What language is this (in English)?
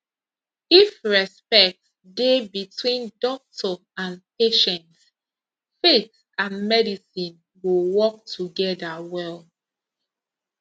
Nigerian Pidgin